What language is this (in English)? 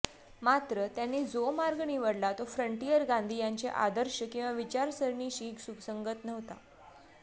Marathi